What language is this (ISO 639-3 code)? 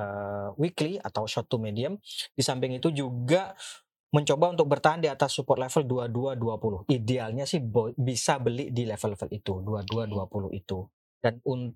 ind